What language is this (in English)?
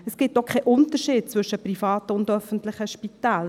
Swiss German